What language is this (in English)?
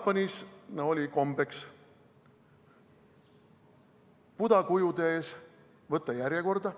Estonian